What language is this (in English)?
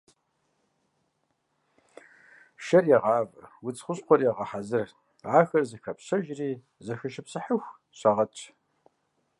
Kabardian